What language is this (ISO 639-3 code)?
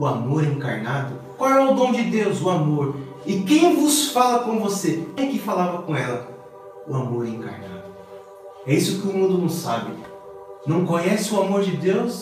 por